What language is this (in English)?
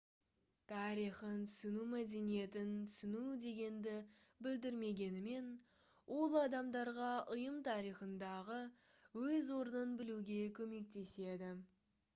Kazakh